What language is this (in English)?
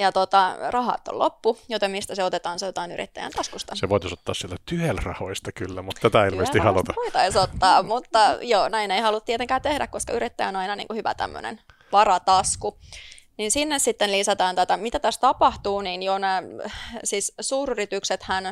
Finnish